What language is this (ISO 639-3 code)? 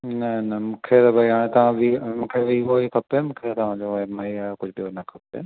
snd